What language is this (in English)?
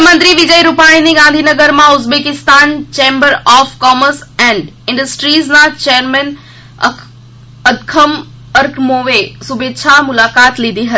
Gujarati